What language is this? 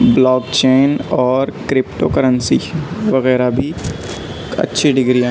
Urdu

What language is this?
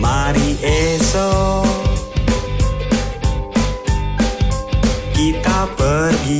Indonesian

